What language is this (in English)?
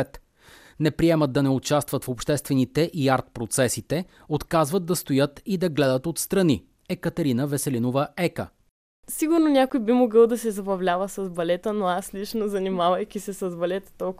Bulgarian